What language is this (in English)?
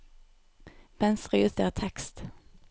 Norwegian